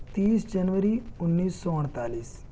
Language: Urdu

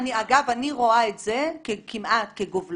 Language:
Hebrew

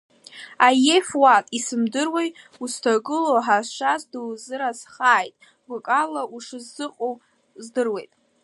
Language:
Abkhazian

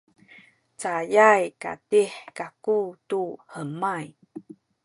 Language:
Sakizaya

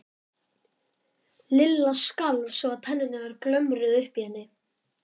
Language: Icelandic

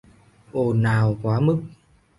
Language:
Vietnamese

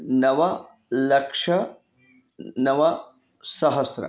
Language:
Sanskrit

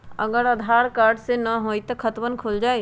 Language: Magahi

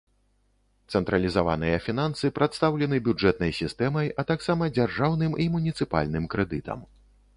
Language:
Belarusian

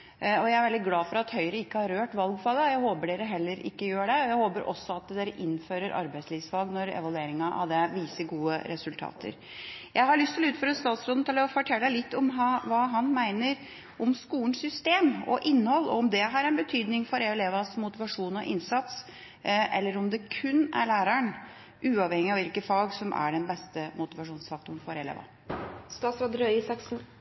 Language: Norwegian Bokmål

